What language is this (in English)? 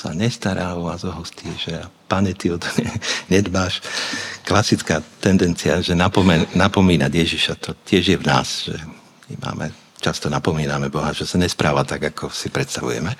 Slovak